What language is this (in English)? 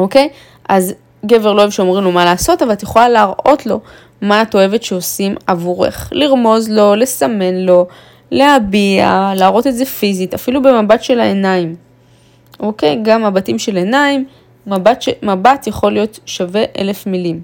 Hebrew